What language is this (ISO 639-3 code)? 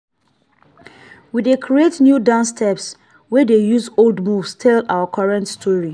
pcm